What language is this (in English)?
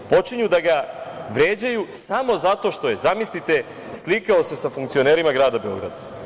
Serbian